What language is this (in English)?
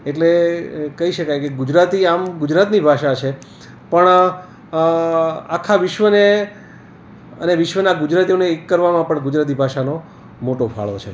Gujarati